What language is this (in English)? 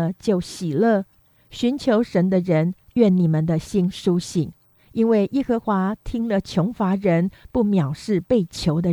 Chinese